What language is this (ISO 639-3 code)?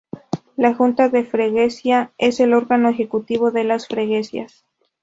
spa